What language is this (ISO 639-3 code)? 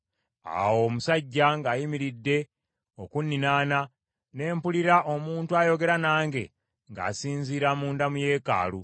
lug